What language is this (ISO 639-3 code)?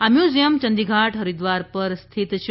guj